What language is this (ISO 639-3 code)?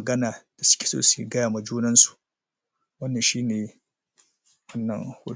hau